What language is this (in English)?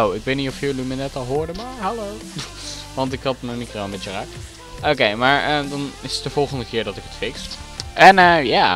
Dutch